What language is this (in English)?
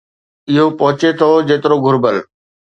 Sindhi